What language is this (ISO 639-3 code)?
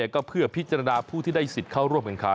tha